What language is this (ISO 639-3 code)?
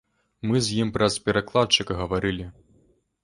bel